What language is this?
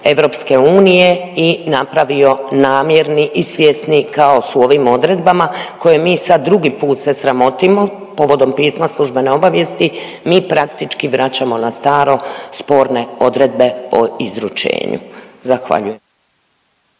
Croatian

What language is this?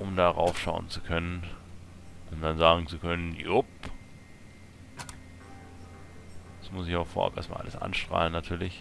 German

